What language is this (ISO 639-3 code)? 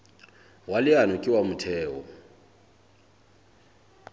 sot